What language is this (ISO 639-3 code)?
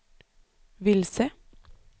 swe